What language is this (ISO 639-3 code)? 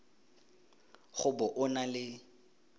tsn